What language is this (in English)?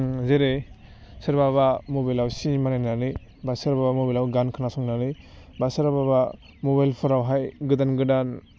Bodo